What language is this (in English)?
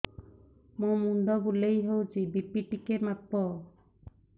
Odia